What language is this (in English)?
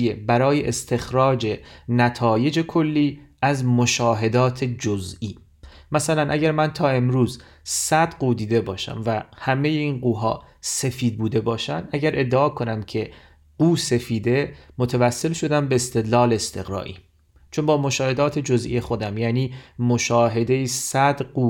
Persian